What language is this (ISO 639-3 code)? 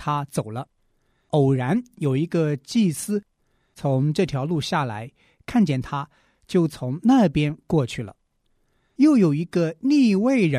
zho